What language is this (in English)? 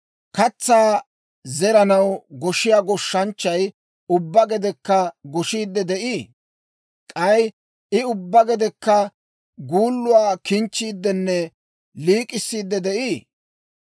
Dawro